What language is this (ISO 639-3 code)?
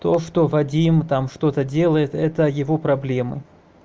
rus